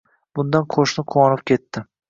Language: Uzbek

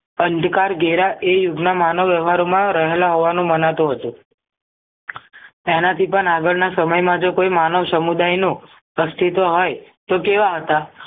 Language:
Gujarati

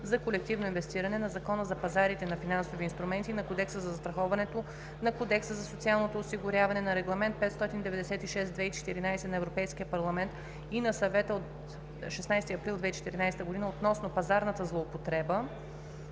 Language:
Bulgarian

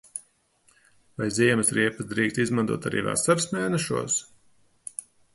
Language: Latvian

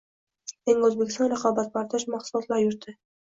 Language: Uzbek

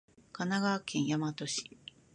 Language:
Japanese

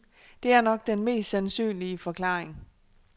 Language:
Danish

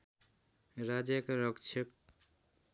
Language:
Nepali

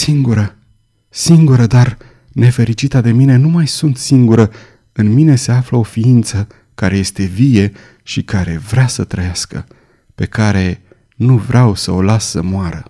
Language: Romanian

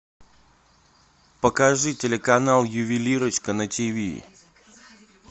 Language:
Russian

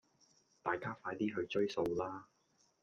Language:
Cantonese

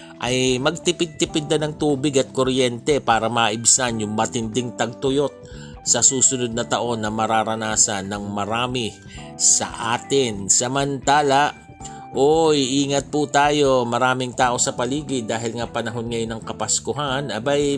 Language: Filipino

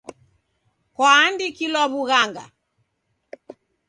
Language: Taita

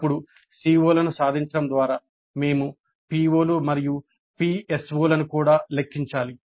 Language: Telugu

